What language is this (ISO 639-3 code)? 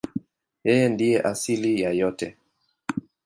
swa